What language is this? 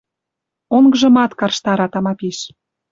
Western Mari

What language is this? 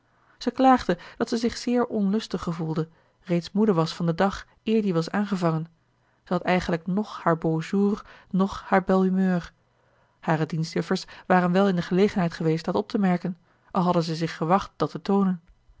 Dutch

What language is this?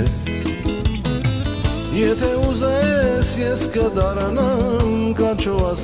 Romanian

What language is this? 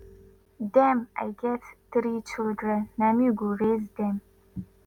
Nigerian Pidgin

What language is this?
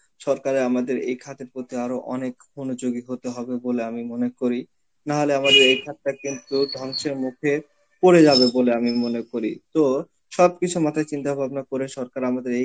Bangla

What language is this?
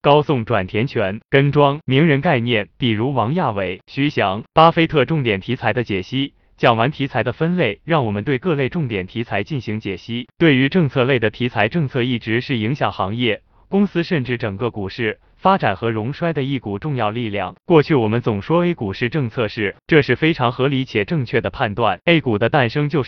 Chinese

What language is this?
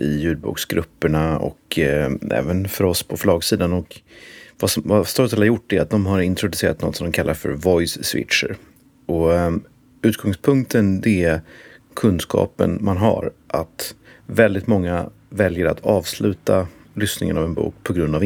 Swedish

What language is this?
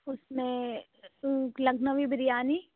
Urdu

